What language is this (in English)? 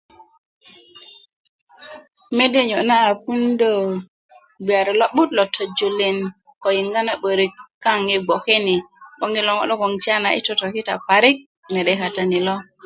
Kuku